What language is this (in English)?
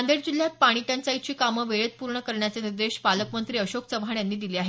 Marathi